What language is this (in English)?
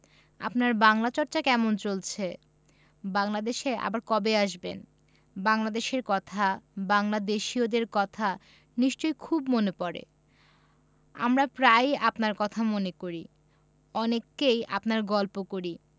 Bangla